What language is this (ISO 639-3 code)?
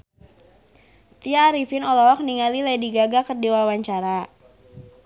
sun